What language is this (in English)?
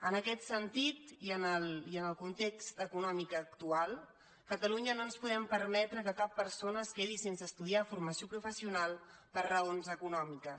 Catalan